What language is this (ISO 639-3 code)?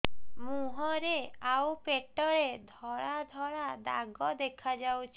ori